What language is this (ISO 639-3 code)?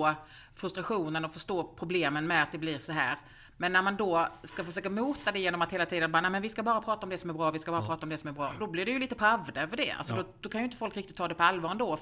swe